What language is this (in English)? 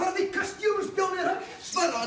Icelandic